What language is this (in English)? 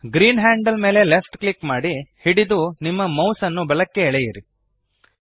Kannada